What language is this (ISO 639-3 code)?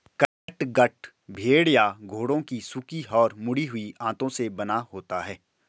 hin